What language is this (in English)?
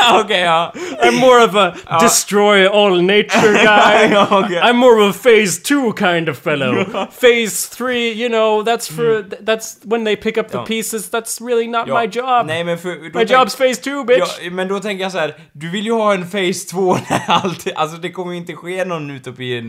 Swedish